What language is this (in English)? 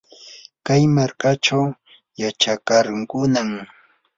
Yanahuanca Pasco Quechua